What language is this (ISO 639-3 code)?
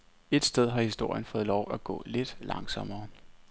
dan